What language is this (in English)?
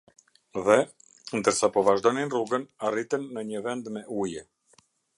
Albanian